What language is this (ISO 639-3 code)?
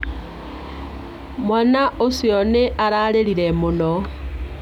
kik